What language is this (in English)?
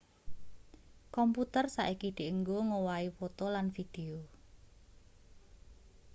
Javanese